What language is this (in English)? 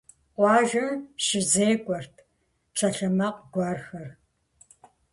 Kabardian